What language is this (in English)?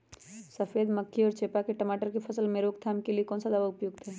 Magahi